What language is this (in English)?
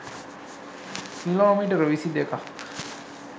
Sinhala